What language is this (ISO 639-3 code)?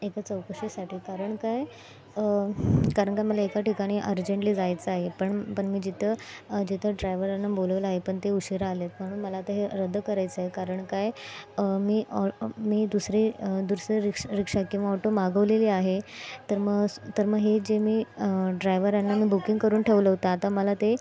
mar